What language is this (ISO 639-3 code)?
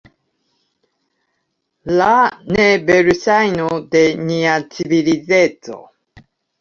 epo